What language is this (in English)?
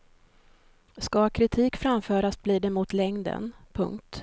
Swedish